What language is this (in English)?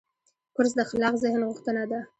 Pashto